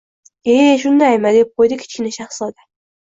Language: Uzbek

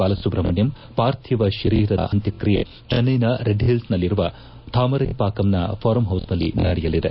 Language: Kannada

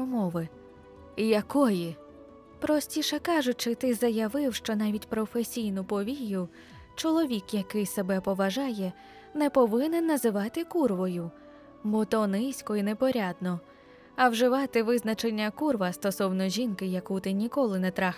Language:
Ukrainian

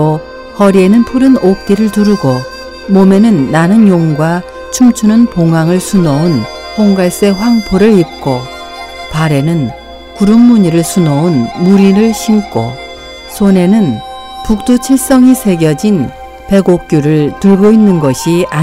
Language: Korean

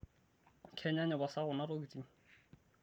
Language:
Masai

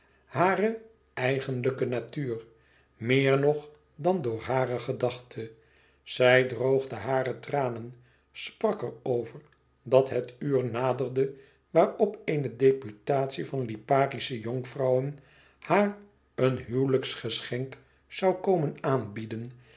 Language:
Dutch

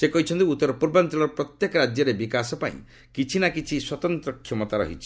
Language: Odia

